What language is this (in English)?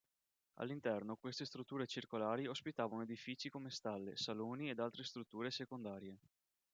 Italian